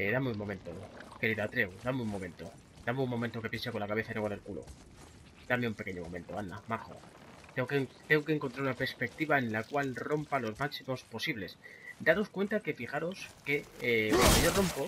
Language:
Spanish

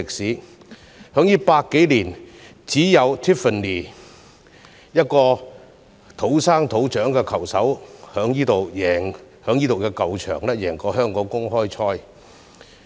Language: Cantonese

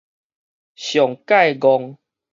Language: Min Nan Chinese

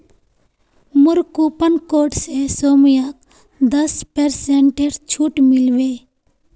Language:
Magahi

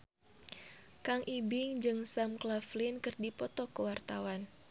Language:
Sundanese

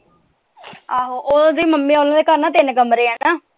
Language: Punjabi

